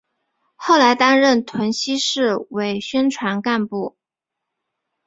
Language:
Chinese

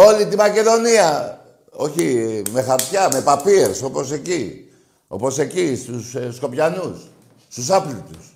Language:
Greek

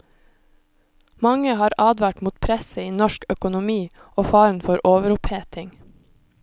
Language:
Norwegian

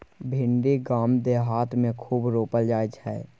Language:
Maithili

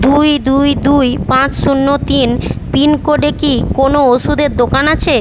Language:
Bangla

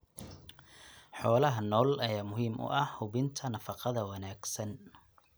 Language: Somali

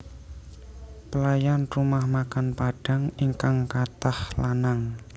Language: Javanese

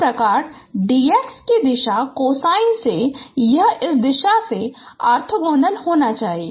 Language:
Hindi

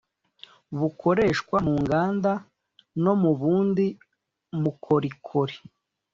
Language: Kinyarwanda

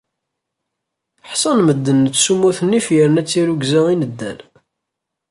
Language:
Kabyle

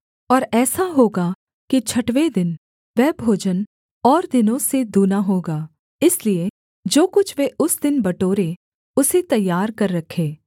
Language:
Hindi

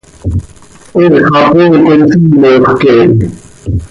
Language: Seri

